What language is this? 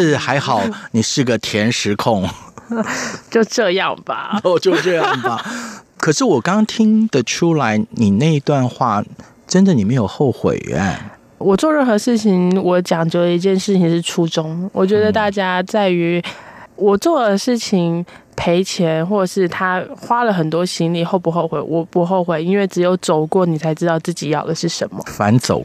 Chinese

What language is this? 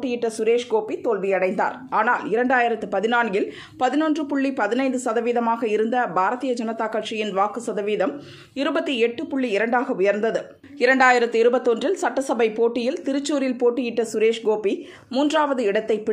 Tamil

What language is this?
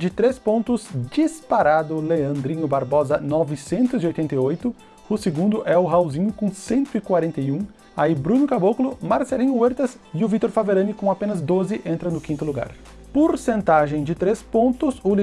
Portuguese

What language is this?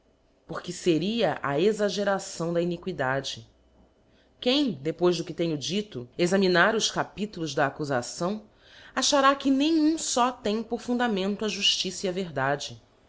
Portuguese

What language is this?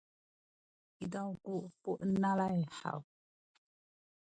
Sakizaya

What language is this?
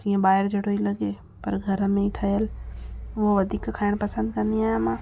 Sindhi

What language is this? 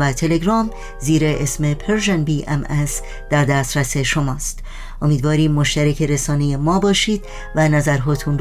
Persian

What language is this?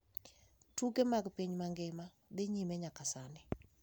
Luo (Kenya and Tanzania)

